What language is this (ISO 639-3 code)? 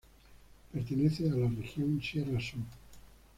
spa